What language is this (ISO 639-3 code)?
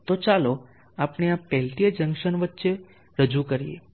guj